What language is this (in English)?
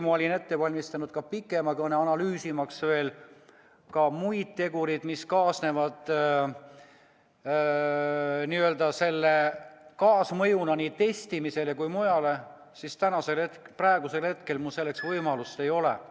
Estonian